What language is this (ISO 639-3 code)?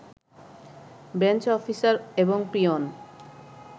ben